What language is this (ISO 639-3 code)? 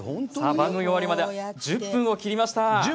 jpn